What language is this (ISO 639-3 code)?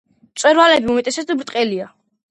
kat